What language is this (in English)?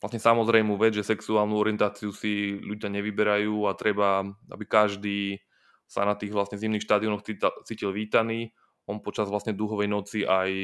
Slovak